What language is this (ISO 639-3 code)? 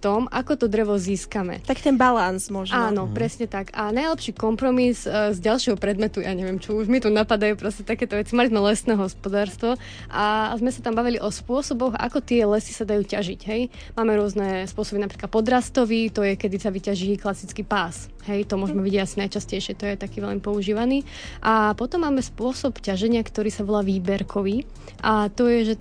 slk